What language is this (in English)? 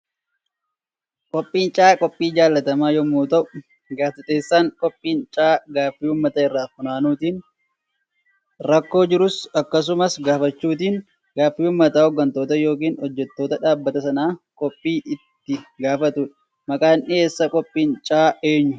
Oromo